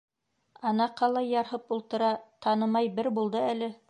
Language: Bashkir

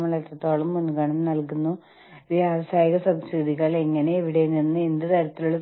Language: Malayalam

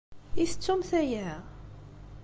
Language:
Kabyle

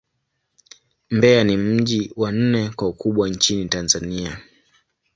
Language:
Swahili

